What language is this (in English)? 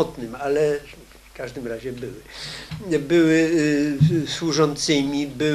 Polish